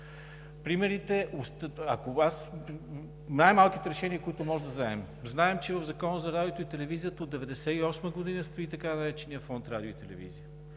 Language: Bulgarian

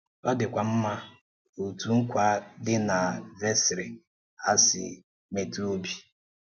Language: Igbo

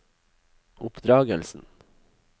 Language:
Norwegian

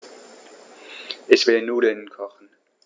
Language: German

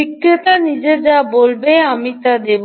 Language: Bangla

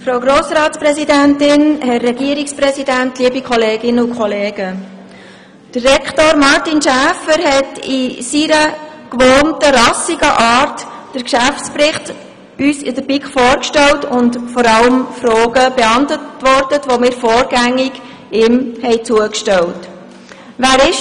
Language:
Swiss German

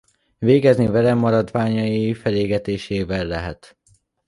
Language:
Hungarian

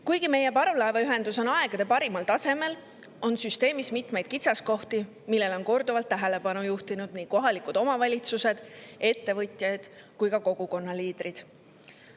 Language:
Estonian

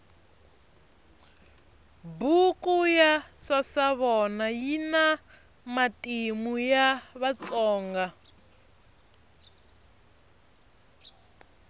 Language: Tsonga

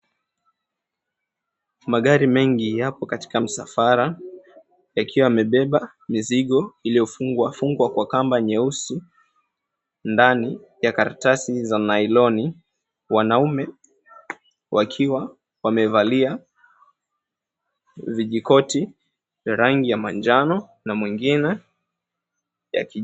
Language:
Swahili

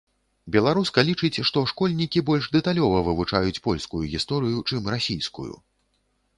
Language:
Belarusian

